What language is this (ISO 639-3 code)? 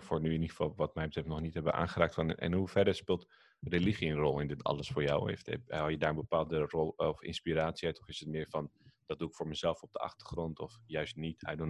nld